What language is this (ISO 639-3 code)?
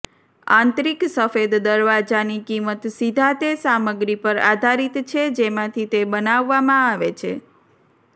guj